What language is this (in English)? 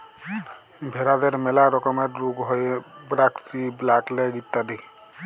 Bangla